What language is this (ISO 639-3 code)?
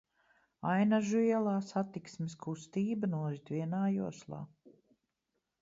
lav